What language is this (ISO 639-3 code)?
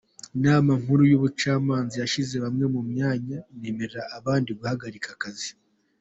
kin